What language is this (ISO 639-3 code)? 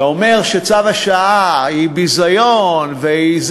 heb